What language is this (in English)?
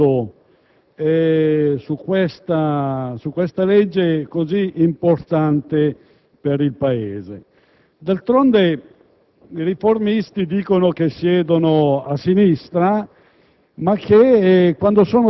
Italian